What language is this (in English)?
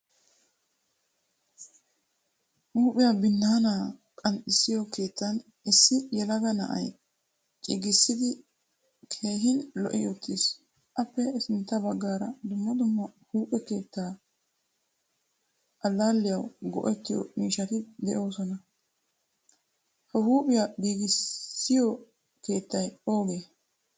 Wolaytta